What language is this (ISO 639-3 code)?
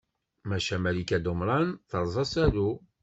kab